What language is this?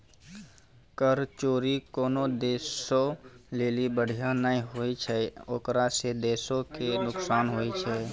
Maithili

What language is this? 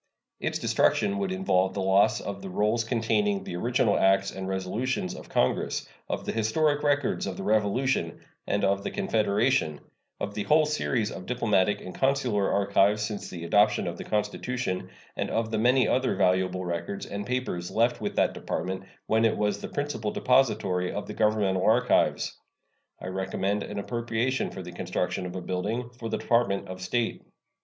English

